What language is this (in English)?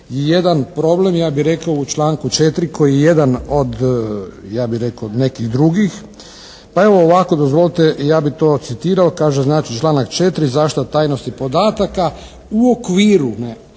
Croatian